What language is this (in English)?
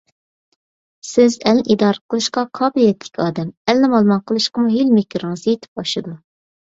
Uyghur